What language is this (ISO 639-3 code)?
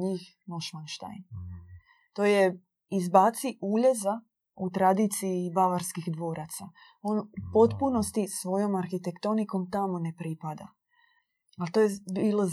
hrv